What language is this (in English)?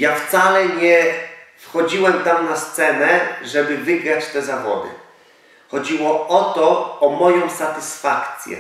Polish